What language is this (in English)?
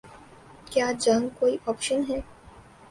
Urdu